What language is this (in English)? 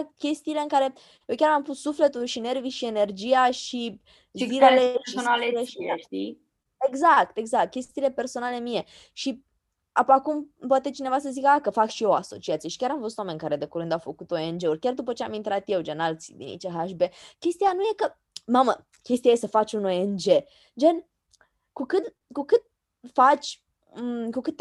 Romanian